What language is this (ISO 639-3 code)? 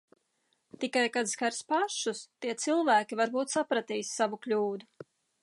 lav